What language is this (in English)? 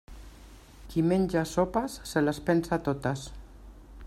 Catalan